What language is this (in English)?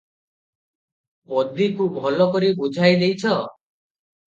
Odia